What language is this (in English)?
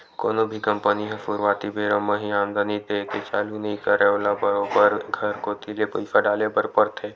Chhattisgarhi